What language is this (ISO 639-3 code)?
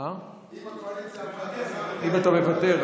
heb